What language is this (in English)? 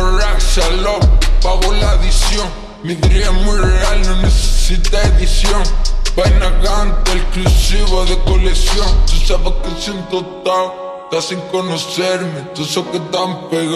Romanian